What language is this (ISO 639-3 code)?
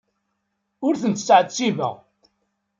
kab